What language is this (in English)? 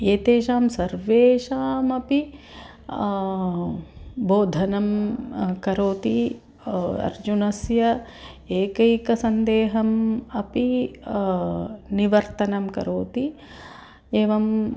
Sanskrit